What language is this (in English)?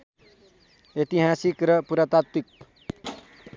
Nepali